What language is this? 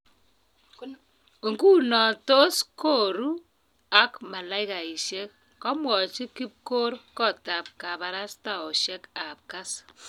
Kalenjin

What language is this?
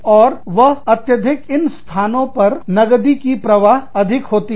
Hindi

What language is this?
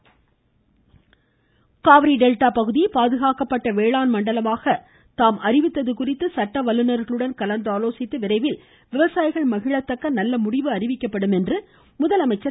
Tamil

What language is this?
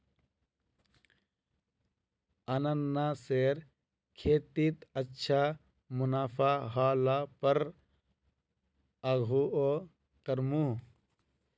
Magahi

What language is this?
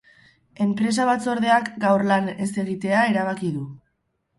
Basque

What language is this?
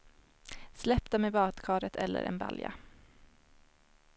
Swedish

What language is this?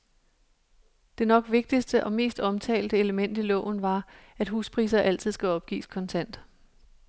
Danish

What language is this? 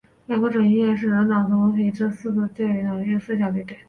Chinese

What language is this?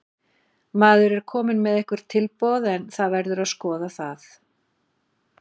Icelandic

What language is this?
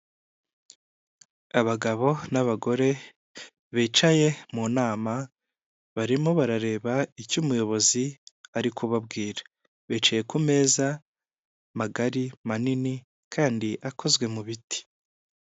Kinyarwanda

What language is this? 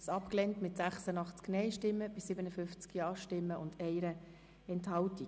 Swiss German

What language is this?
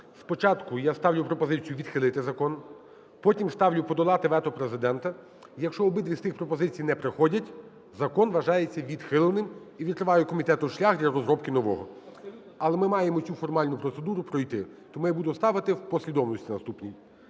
Ukrainian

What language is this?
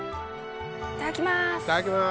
Japanese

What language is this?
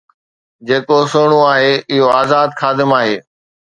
Sindhi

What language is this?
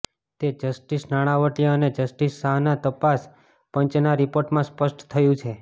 Gujarati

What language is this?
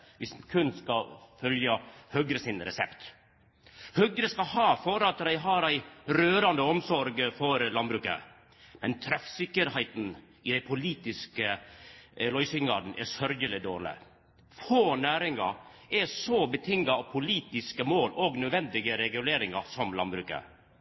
Norwegian Nynorsk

